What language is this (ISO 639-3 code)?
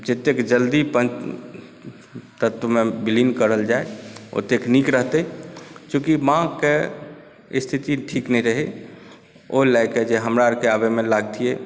mai